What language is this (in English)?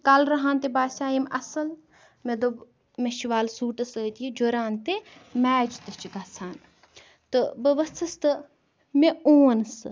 Kashmiri